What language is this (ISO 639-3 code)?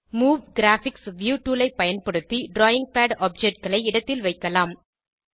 tam